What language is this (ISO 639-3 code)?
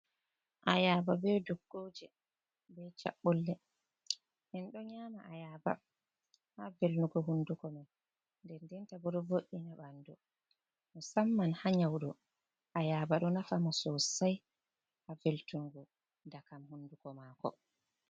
ful